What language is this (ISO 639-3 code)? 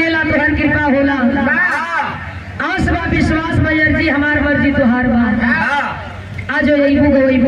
ara